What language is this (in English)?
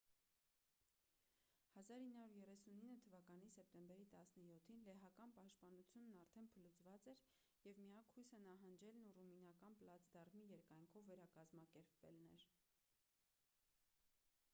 Armenian